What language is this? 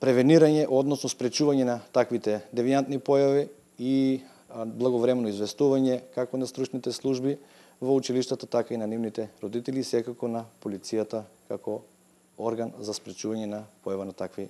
Macedonian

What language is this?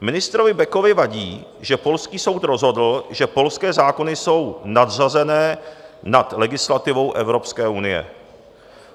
Czech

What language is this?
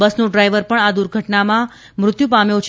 Gujarati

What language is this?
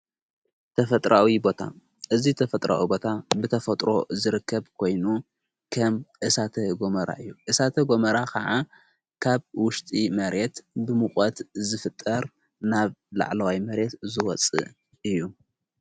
Tigrinya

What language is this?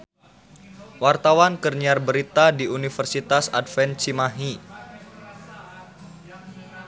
Sundanese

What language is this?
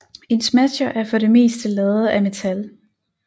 Danish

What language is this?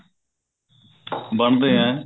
Punjabi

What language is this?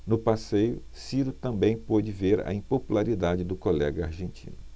Portuguese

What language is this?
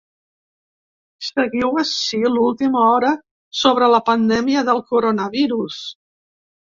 Catalan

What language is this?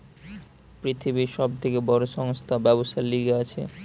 Bangla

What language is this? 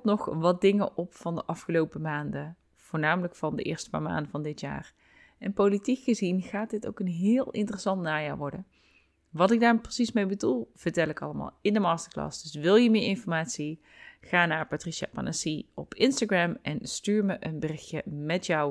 Dutch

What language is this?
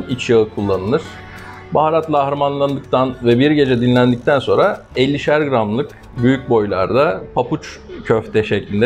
Turkish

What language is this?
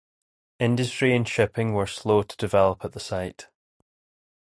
English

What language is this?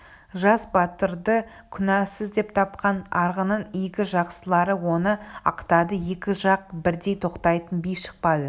Kazakh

